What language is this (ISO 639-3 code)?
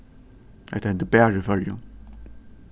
fao